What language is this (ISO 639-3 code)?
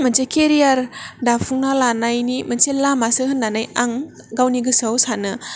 brx